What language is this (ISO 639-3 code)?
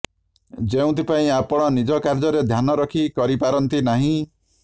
ori